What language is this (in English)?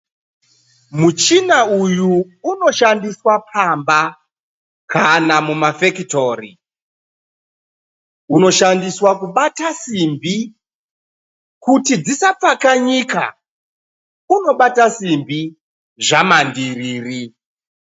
Shona